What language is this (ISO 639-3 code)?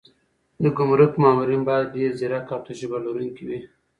pus